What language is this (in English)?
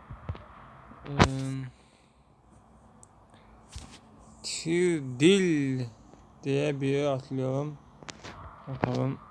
Turkish